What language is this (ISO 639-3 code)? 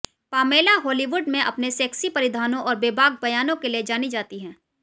hin